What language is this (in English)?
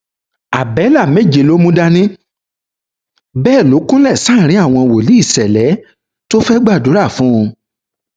Yoruba